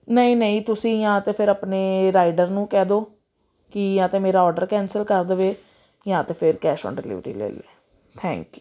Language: Punjabi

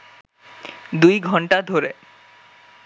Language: Bangla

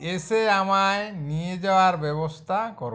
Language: Bangla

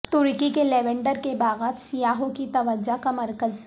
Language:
Urdu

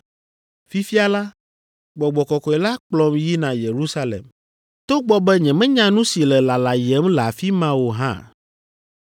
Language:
Ewe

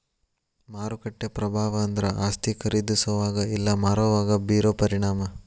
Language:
Kannada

